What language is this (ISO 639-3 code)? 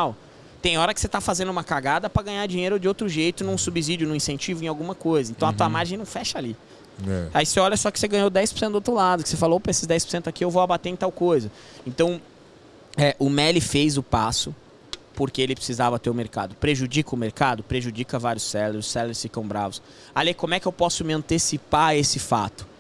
por